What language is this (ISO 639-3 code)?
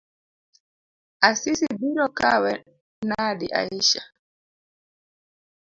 luo